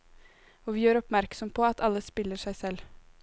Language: Norwegian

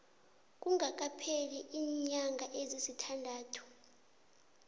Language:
South Ndebele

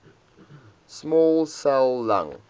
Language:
English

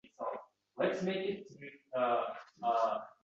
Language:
Uzbek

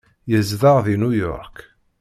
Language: Kabyle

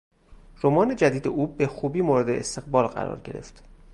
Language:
Persian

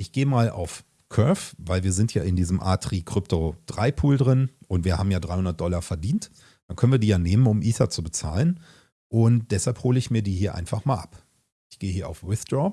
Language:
German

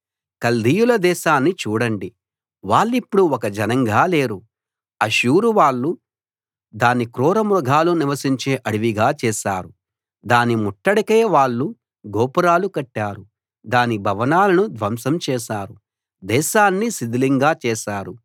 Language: Telugu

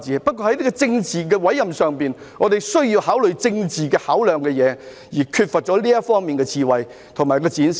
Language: Cantonese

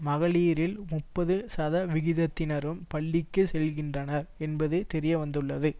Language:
Tamil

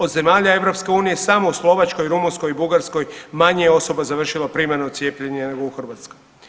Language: Croatian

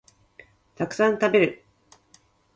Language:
Japanese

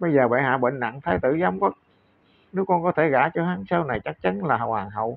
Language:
Vietnamese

